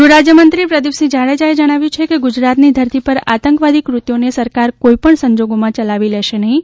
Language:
Gujarati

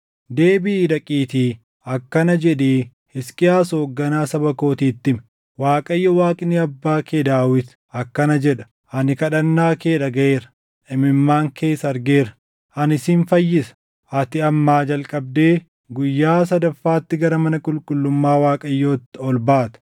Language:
Oromo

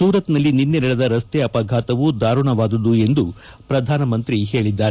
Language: Kannada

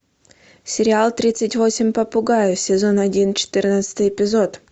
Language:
Russian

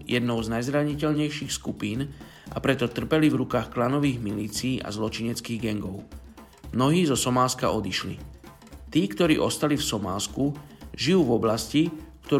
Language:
Slovak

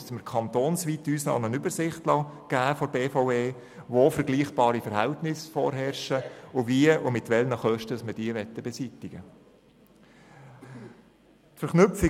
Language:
Swiss German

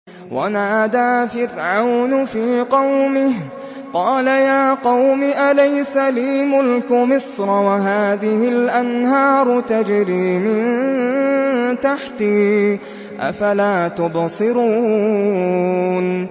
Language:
Arabic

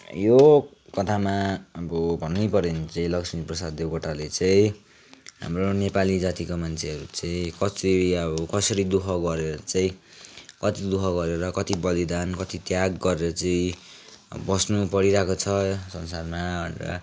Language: Nepali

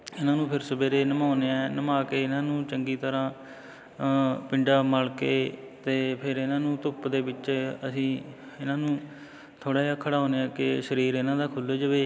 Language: Punjabi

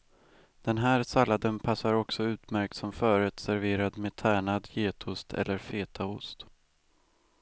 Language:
Swedish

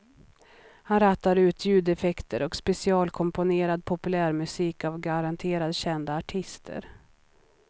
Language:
Swedish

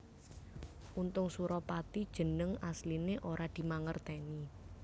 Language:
Javanese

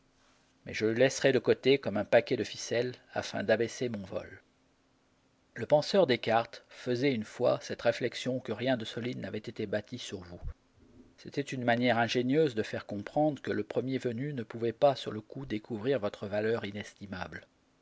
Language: French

